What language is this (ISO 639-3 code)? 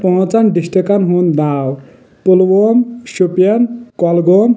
kas